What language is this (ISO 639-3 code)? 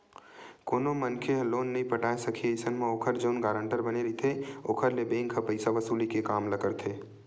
hne